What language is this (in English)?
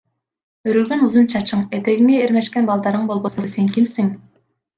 Kyrgyz